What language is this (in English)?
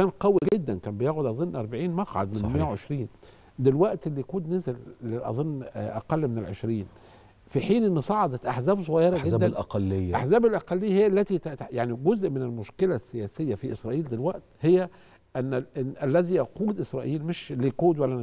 Arabic